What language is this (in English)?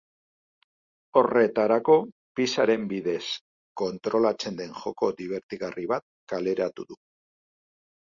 Basque